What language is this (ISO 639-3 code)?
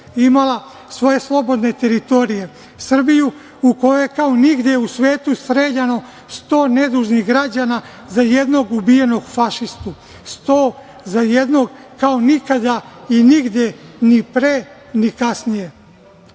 srp